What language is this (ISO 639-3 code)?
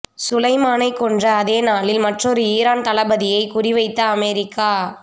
tam